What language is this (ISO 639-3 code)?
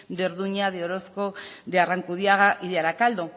spa